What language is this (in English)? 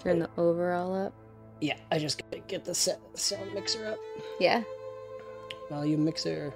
English